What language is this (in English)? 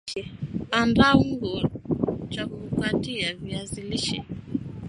Swahili